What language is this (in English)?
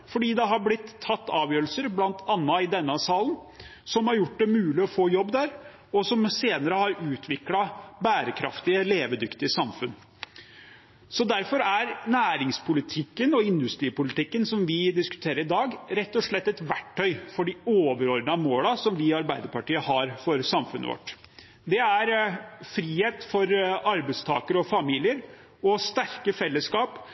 Norwegian Bokmål